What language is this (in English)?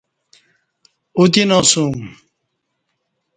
Kati